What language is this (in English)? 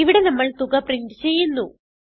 Malayalam